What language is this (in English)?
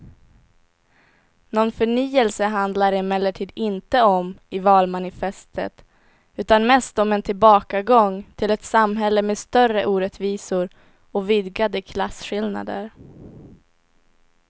Swedish